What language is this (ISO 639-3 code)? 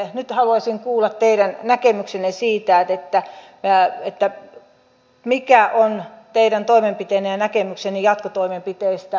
fin